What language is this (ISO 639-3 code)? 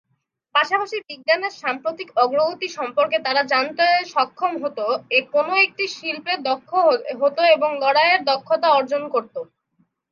ben